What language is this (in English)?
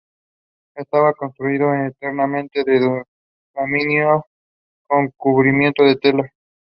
English